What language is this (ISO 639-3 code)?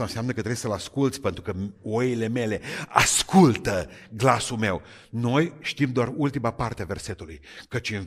ron